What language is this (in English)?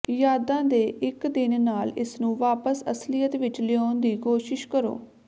Punjabi